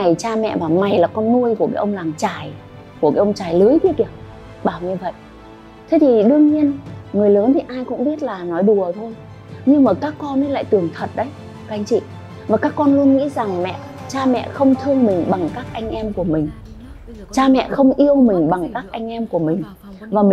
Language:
Vietnamese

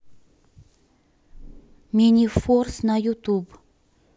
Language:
Russian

